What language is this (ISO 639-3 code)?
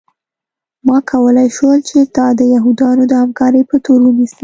pus